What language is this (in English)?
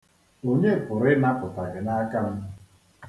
Igbo